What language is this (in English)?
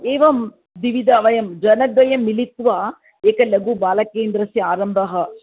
Sanskrit